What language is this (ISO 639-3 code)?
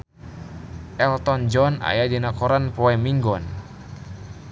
sun